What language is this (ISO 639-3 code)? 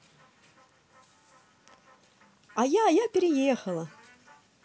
rus